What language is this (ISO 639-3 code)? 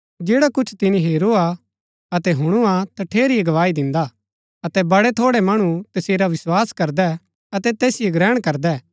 gbk